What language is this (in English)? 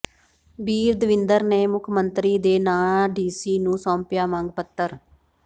Punjabi